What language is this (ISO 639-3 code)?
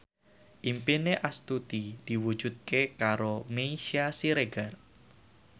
jav